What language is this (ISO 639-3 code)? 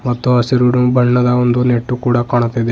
kan